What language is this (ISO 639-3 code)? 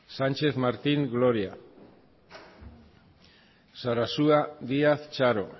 eus